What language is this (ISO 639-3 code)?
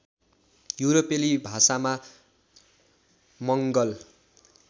nep